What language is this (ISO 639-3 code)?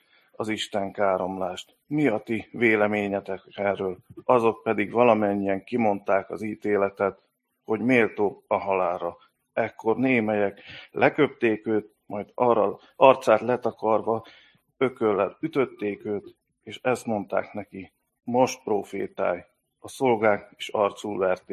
hun